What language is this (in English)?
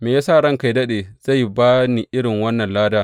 Hausa